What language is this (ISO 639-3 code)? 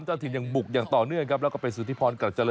tha